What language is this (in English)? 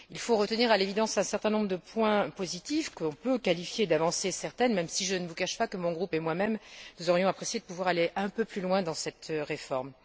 French